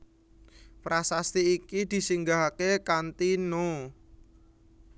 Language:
Javanese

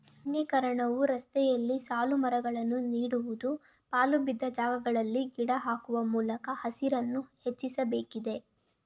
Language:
Kannada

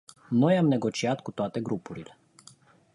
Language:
Romanian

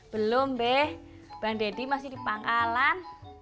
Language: Indonesian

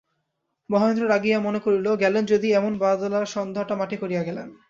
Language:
Bangla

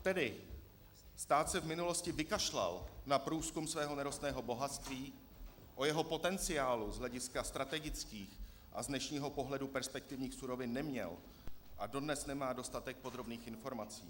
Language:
Czech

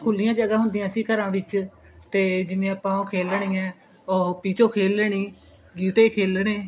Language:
Punjabi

